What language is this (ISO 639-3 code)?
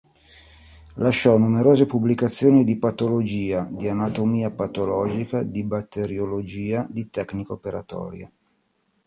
ita